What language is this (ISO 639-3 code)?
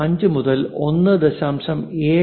mal